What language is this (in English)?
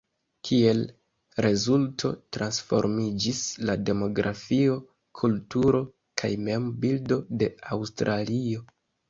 Esperanto